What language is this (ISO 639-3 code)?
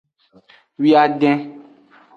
ajg